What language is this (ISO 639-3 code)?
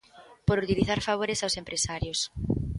glg